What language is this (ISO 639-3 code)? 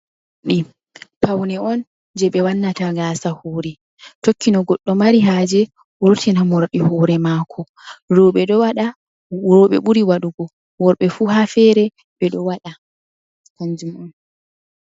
ful